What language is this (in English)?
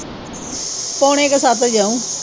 Punjabi